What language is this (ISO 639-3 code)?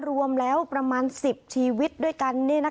tha